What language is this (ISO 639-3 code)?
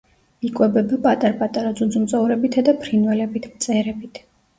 kat